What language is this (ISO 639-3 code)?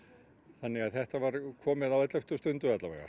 isl